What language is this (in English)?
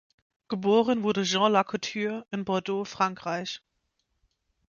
German